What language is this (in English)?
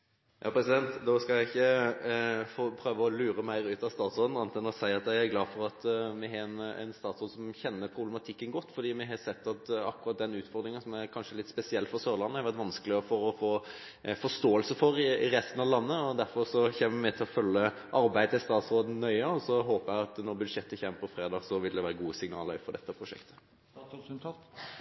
Norwegian Nynorsk